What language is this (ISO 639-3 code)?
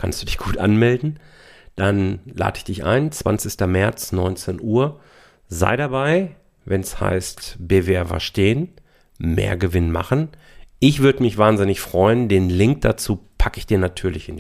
deu